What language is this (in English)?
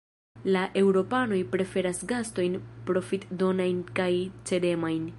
Esperanto